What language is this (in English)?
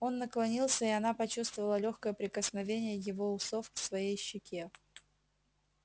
Russian